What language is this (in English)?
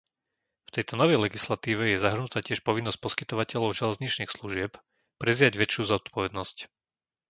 Slovak